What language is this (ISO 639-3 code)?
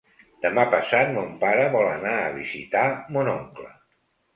cat